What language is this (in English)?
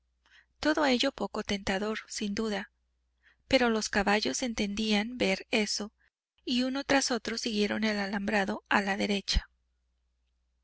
Spanish